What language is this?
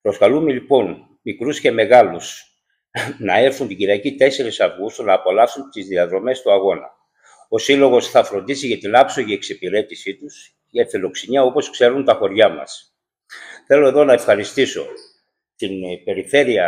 Greek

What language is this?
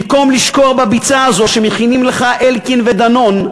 Hebrew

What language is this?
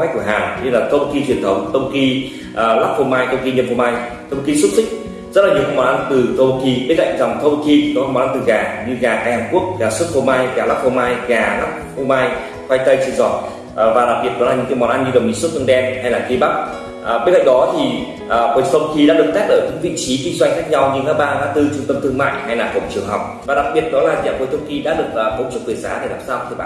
Vietnamese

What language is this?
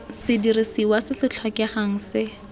Tswana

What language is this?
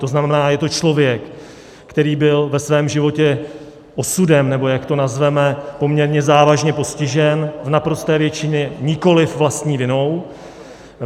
Czech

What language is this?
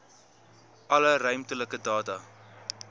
Afrikaans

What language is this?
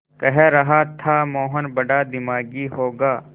Hindi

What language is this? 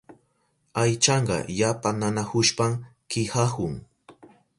Southern Pastaza Quechua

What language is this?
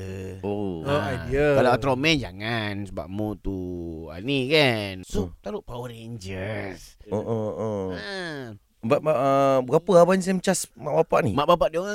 Malay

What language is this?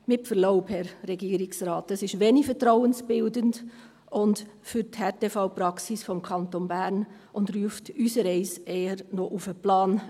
Swiss German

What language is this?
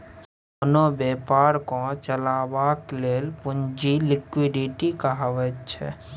Maithili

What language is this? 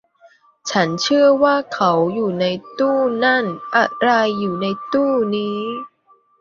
Thai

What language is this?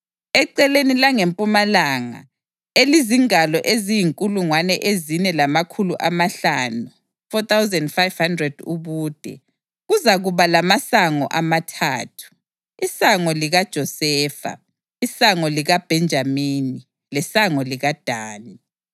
North Ndebele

